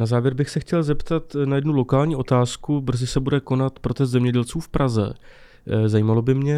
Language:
Czech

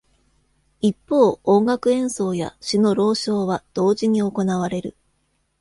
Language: Japanese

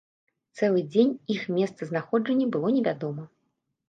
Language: Belarusian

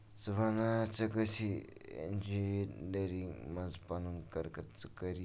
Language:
Kashmiri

